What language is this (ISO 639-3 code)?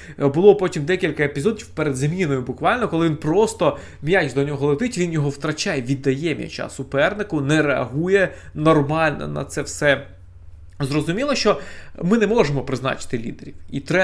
ukr